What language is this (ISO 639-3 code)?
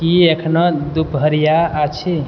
mai